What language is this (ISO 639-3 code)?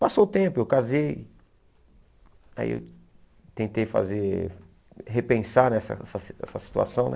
por